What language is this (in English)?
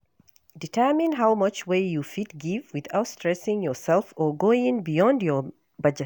Nigerian Pidgin